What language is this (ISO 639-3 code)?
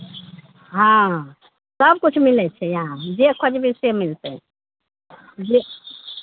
mai